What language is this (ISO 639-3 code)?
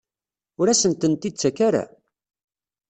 kab